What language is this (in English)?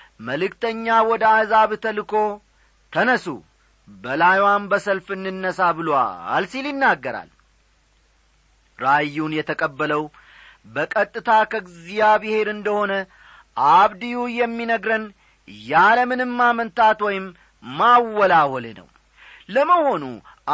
Amharic